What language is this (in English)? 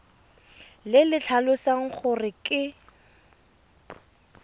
Tswana